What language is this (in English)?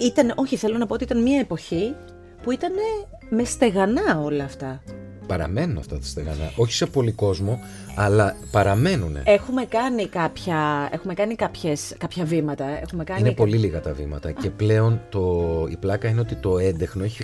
Greek